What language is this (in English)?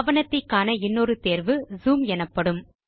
Tamil